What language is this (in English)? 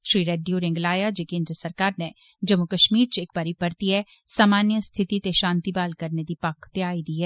Dogri